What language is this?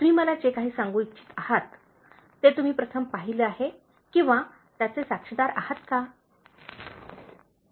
Marathi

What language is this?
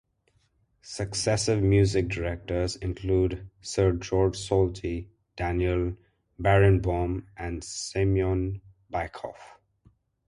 English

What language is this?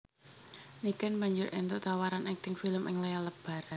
Javanese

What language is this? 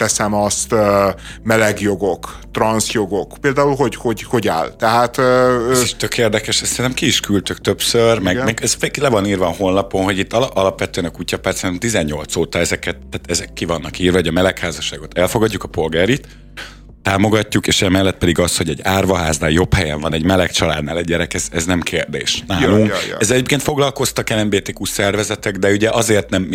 Hungarian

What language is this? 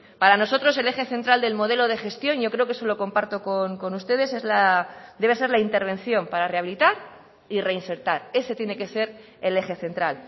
Spanish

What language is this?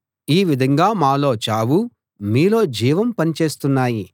Telugu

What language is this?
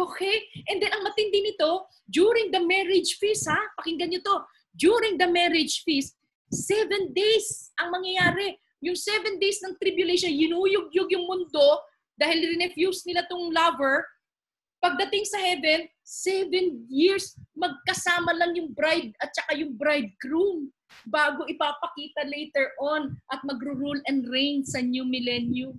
Filipino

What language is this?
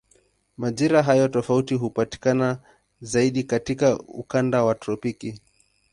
Swahili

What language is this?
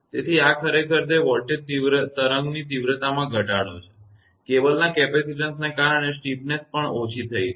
Gujarati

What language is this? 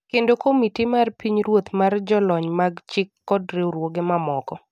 Luo (Kenya and Tanzania)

